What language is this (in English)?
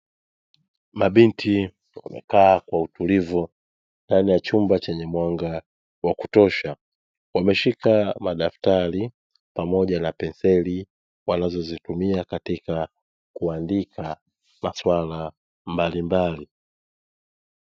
Swahili